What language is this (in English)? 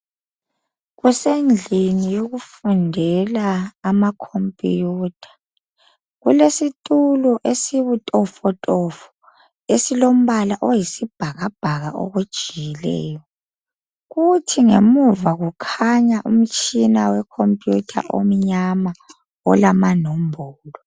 North Ndebele